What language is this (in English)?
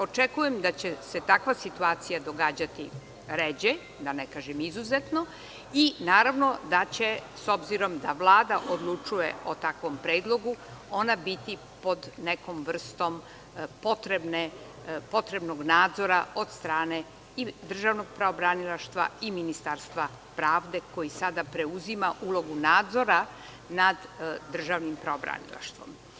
Serbian